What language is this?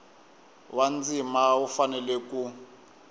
Tsonga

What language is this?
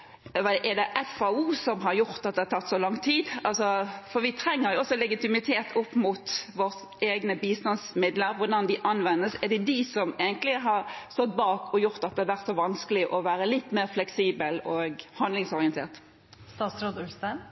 Norwegian Bokmål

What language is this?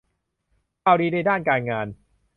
Thai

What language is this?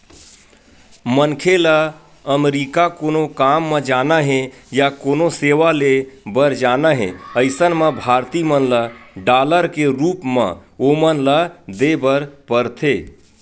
Chhattisgarhi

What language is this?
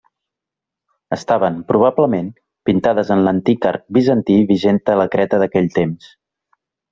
Catalan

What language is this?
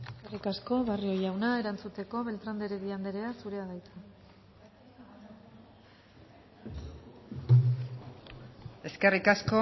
Basque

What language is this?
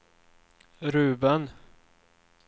Swedish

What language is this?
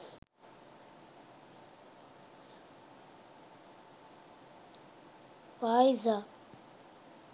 Sinhala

